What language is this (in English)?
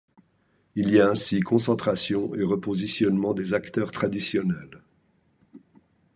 French